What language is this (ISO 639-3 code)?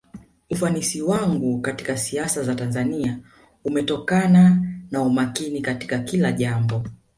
swa